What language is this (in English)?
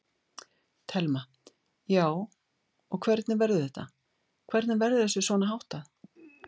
Icelandic